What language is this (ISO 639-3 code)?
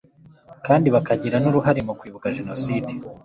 kin